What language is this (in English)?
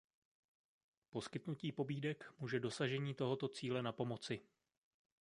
Czech